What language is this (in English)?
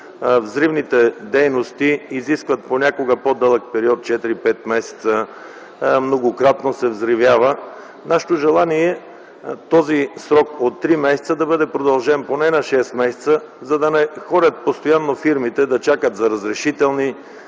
Bulgarian